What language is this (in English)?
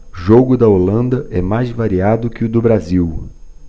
Portuguese